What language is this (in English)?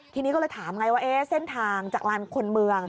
Thai